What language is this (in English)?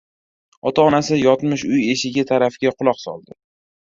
Uzbek